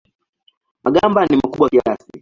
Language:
Swahili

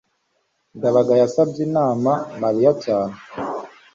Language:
Kinyarwanda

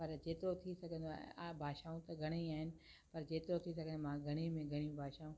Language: Sindhi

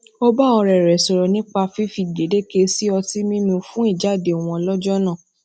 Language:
Yoruba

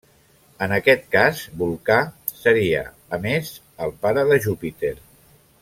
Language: Catalan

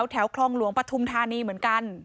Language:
Thai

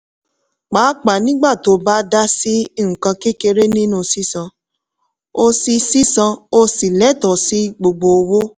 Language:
Yoruba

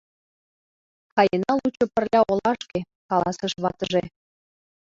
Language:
Mari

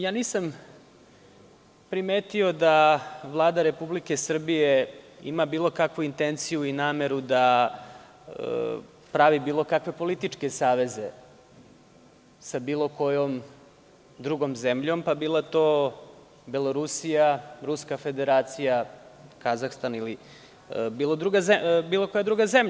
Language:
Serbian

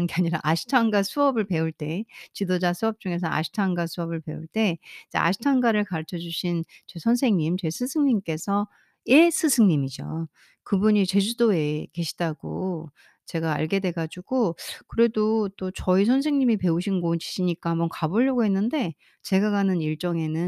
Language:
Korean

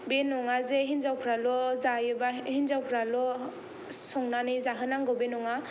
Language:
Bodo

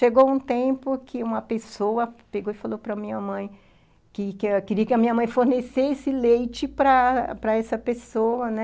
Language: Portuguese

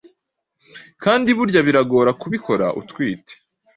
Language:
Kinyarwanda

